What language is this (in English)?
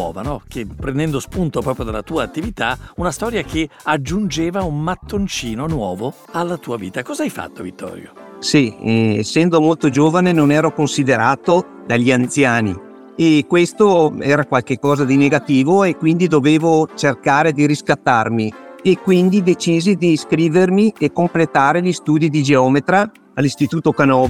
Italian